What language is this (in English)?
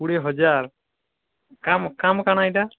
Odia